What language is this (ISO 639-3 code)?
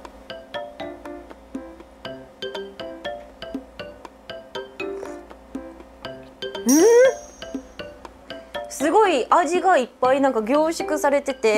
jpn